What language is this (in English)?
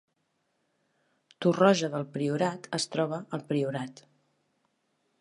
Catalan